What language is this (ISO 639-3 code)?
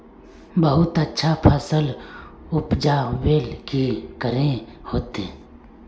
mag